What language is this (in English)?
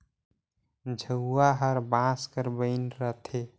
Chhattisgarhi